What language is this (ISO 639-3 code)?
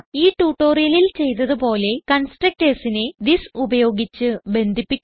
mal